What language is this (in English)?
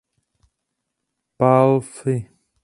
Czech